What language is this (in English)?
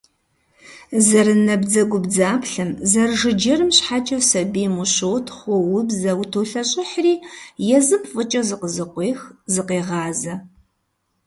Kabardian